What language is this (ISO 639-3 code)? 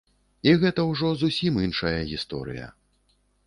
bel